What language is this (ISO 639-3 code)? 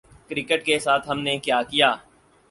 urd